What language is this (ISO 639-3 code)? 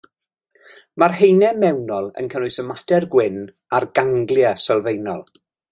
cym